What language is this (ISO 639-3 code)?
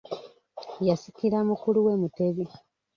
lug